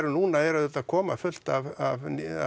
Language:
Icelandic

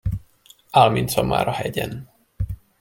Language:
Hungarian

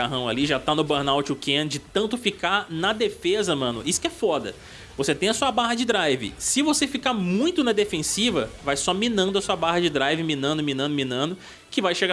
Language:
Portuguese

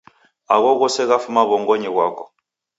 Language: Taita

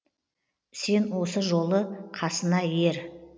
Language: Kazakh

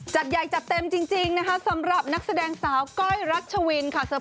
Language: Thai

